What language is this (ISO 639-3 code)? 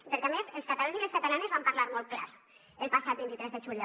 cat